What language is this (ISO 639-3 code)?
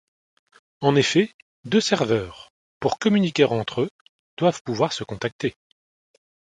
fra